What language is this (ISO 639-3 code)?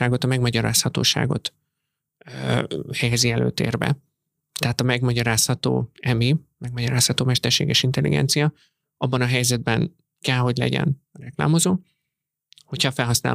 hun